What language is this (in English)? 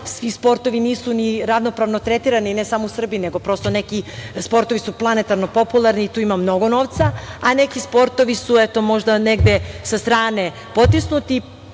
Serbian